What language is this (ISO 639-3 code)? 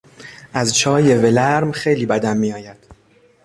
fas